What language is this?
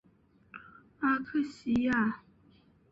Chinese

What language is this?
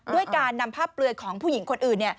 Thai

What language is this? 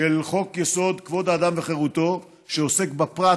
Hebrew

